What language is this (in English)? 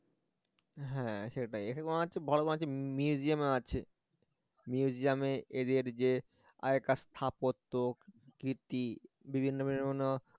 Bangla